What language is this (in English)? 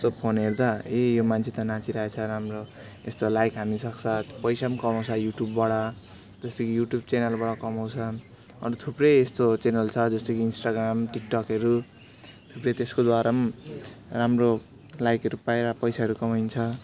Nepali